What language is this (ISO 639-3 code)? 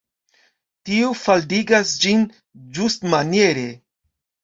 epo